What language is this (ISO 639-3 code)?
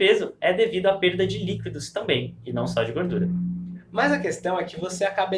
por